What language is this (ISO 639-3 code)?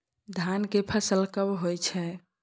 mai